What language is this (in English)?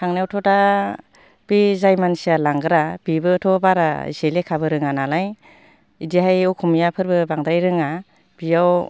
Bodo